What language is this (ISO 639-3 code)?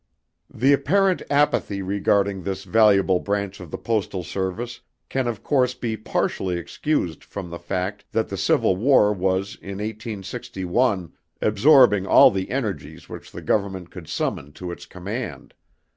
eng